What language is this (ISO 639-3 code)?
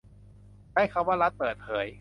tha